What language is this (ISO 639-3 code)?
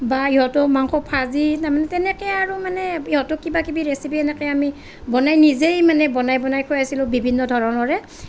asm